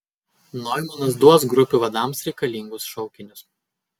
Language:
Lithuanian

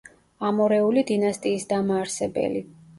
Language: Georgian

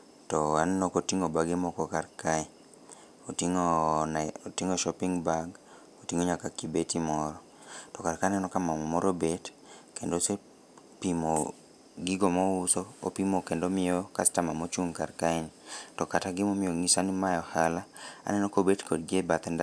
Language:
Luo (Kenya and Tanzania)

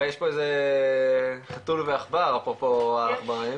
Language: Hebrew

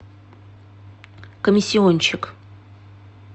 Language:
Russian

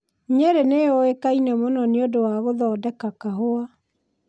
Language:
Kikuyu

